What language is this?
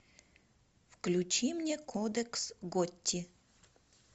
Russian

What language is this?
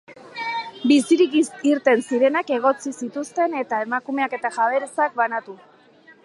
Basque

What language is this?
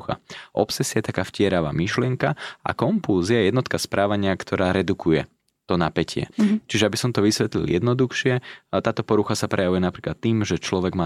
Slovak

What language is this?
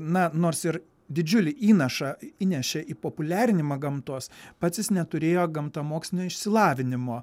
Lithuanian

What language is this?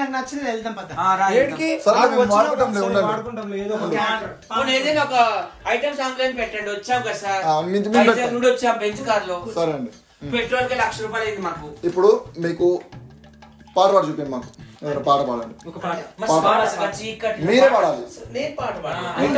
Telugu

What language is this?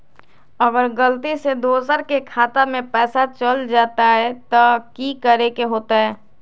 Magahi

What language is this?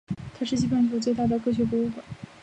Chinese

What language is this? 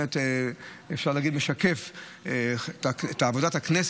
Hebrew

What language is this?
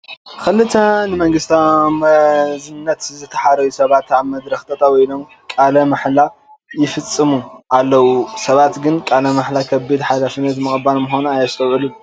Tigrinya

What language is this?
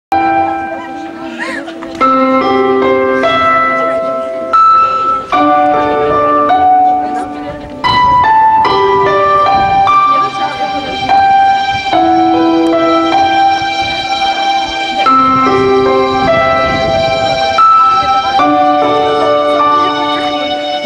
Korean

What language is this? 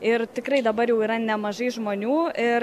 Lithuanian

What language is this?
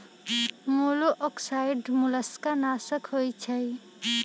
Magahi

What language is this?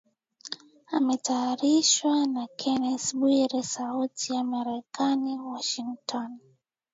Swahili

